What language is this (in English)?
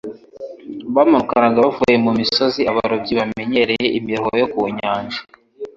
Kinyarwanda